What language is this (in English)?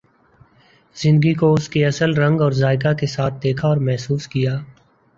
Urdu